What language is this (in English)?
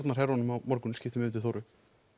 Icelandic